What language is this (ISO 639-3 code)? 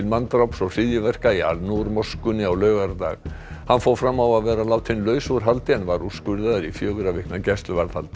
isl